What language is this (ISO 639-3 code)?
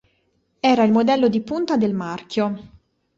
ita